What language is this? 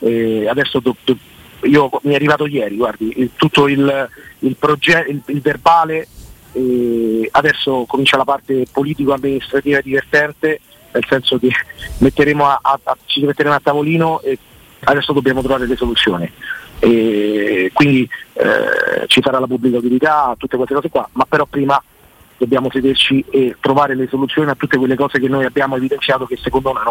Italian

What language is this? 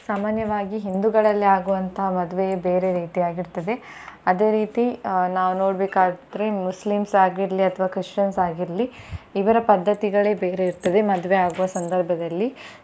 Kannada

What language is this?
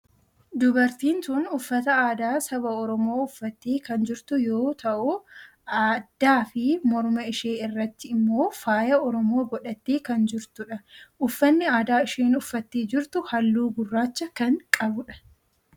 Oromo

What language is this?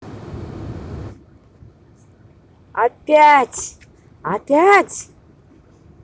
Russian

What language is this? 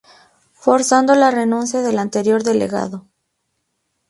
Spanish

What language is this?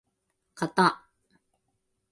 Japanese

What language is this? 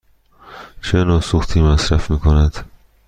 Persian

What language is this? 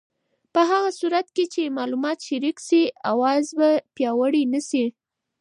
Pashto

